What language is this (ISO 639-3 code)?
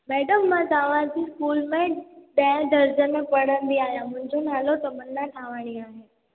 snd